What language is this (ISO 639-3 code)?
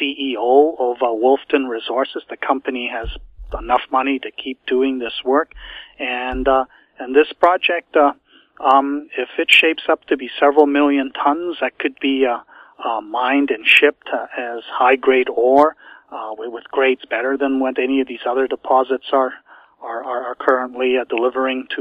eng